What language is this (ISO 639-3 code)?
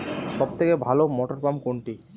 ben